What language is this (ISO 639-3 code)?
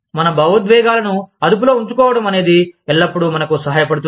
tel